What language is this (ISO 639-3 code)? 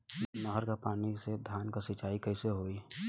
bho